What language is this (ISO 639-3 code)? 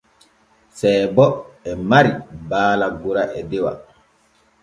fue